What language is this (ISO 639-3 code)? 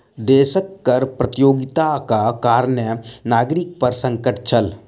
mai